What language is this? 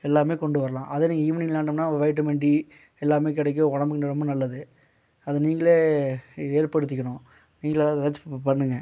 Tamil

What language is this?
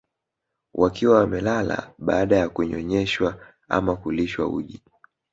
Swahili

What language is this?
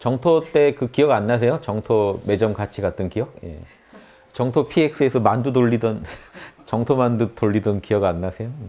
Korean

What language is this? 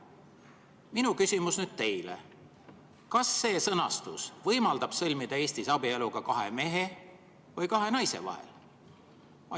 Estonian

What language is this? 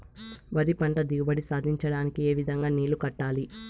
Telugu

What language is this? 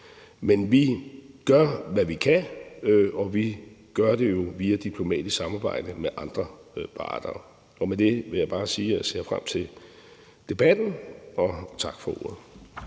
Danish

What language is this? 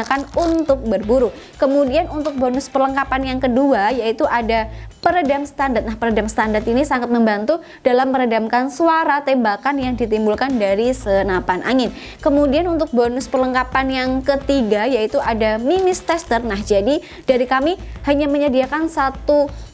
Indonesian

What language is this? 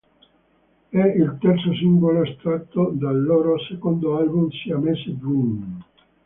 Italian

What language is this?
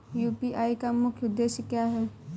Hindi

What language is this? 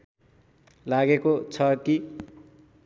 Nepali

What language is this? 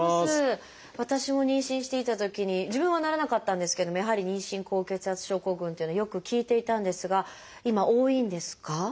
Japanese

